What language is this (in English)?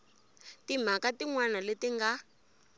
Tsonga